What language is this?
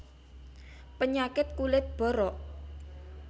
Javanese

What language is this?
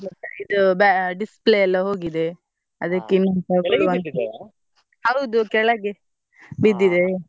Kannada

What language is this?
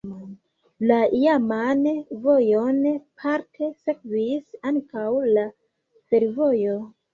Esperanto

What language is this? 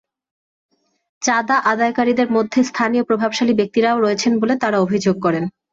Bangla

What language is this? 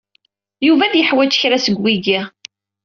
Kabyle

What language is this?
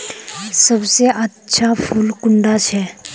Magahi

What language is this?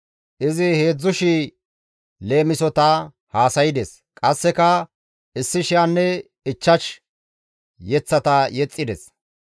Gamo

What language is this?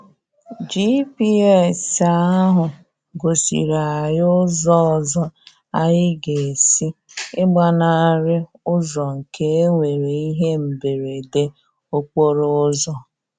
Igbo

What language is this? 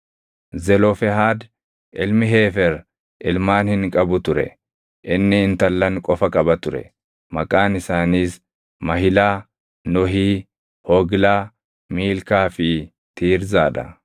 Oromo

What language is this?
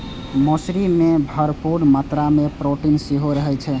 Maithili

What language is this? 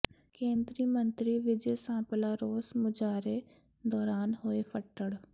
Punjabi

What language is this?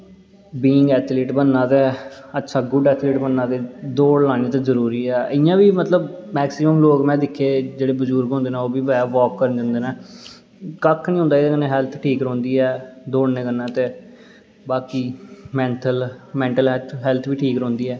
Dogri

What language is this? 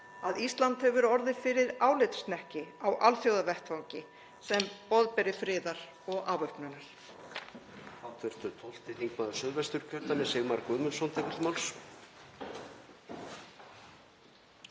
Icelandic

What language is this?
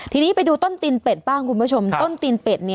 Thai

